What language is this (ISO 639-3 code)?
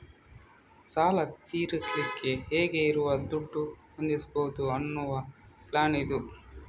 kan